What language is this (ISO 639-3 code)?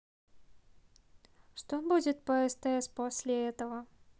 rus